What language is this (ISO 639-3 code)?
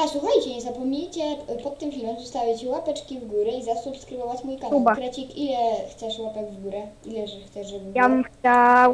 pol